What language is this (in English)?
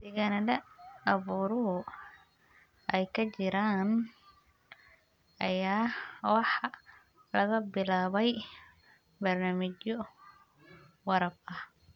Somali